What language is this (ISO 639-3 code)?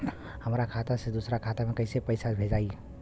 bho